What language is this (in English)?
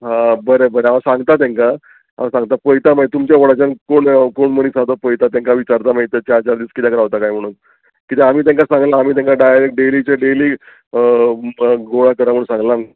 Konkani